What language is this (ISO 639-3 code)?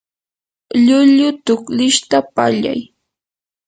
qur